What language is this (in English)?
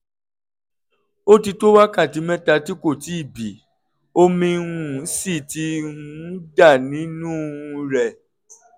Yoruba